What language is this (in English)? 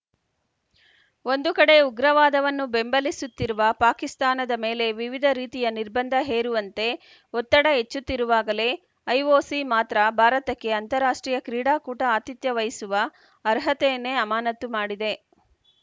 Kannada